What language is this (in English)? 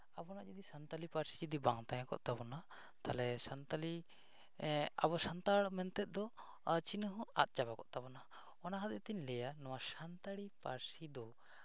Santali